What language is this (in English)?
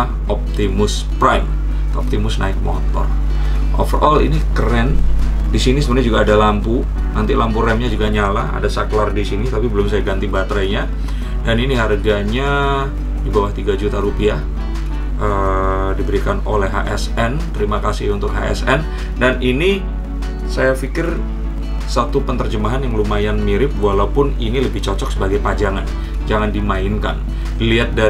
Indonesian